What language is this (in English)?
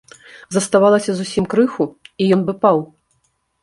Belarusian